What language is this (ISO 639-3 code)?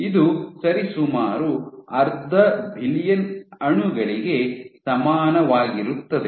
kan